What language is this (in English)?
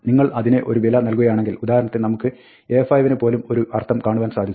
Malayalam